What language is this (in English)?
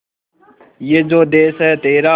Hindi